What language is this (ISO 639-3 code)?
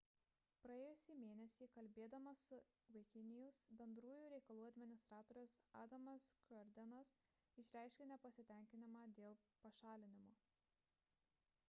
lit